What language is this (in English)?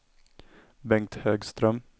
Swedish